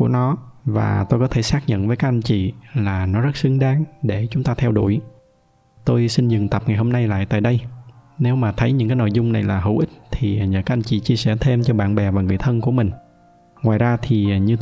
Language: Vietnamese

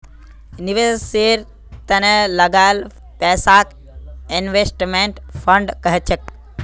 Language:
Magahi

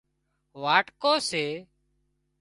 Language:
Wadiyara Koli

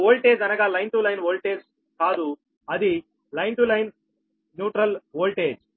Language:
Telugu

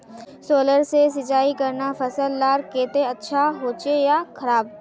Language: Magahi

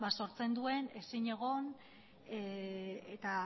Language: Basque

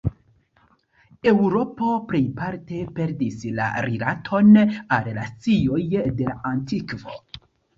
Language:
Esperanto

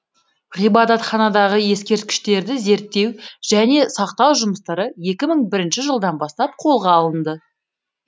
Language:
Kazakh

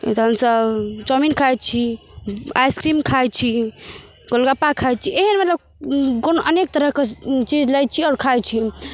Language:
Maithili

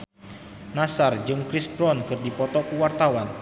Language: Sundanese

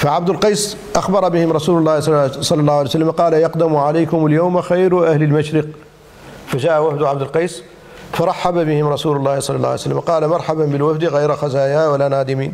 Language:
Arabic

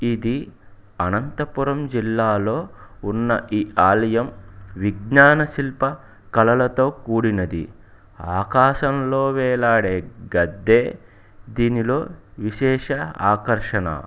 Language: Telugu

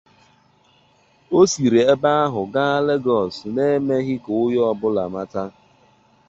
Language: Igbo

